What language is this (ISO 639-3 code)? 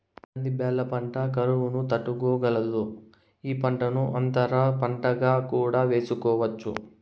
tel